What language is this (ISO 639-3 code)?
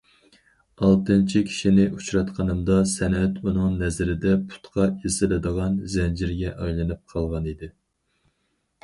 uig